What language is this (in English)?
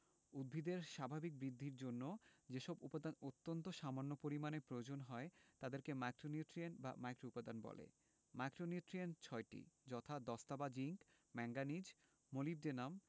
Bangla